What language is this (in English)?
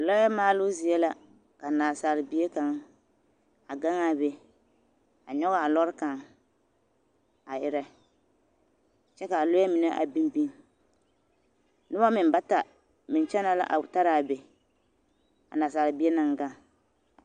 Southern Dagaare